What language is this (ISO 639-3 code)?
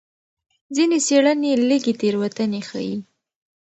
pus